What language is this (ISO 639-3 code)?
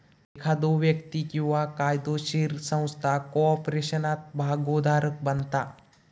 mar